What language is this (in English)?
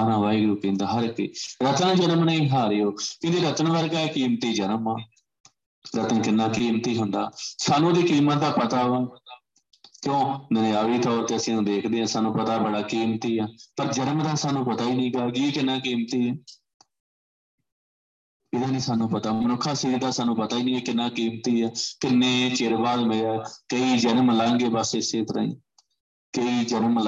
Punjabi